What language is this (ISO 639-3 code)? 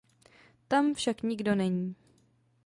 ces